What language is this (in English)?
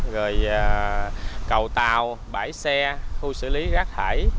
Vietnamese